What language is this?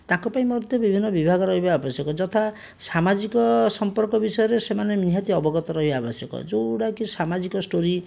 Odia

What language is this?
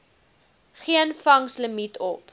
Afrikaans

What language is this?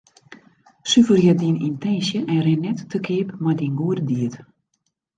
Western Frisian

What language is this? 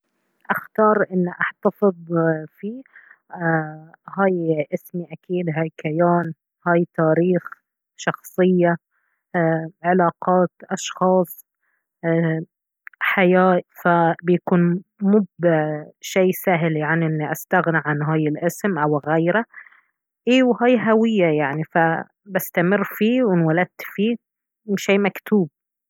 Baharna Arabic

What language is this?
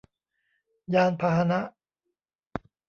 Thai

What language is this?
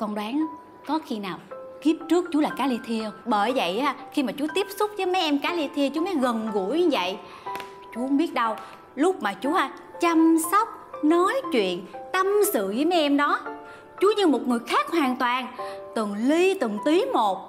Vietnamese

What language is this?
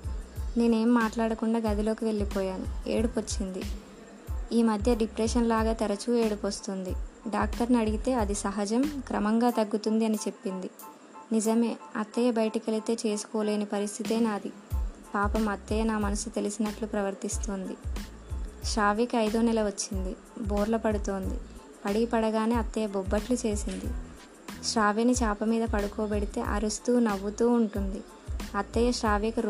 Telugu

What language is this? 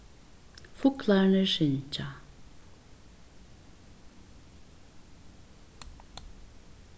Faroese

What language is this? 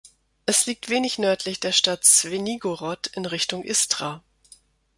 German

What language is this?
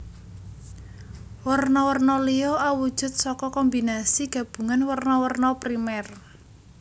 Javanese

